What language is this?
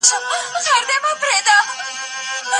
Pashto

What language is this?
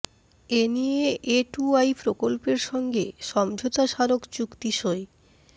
Bangla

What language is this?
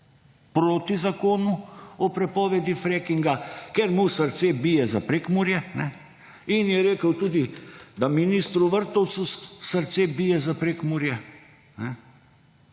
Slovenian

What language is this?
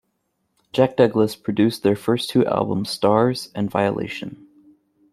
English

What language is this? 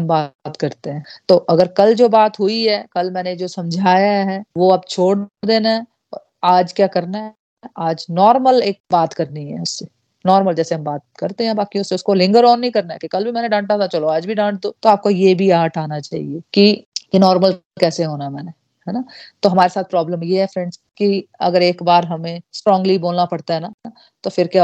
Hindi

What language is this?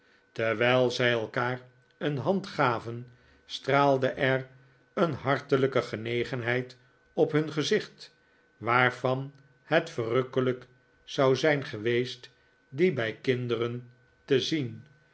Dutch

